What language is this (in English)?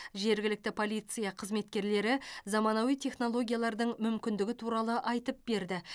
Kazakh